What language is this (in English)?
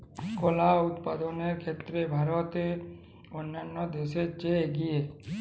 Bangla